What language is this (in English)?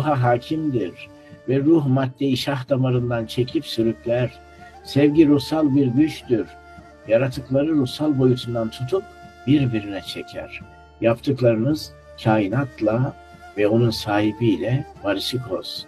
Turkish